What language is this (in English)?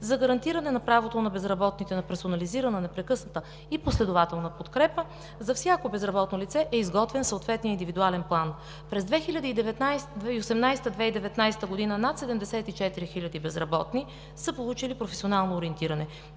Bulgarian